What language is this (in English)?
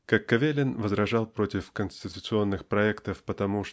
Russian